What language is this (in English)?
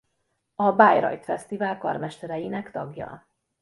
Hungarian